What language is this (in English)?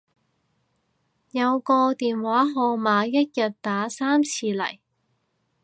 Cantonese